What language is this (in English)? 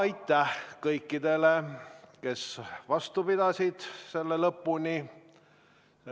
Estonian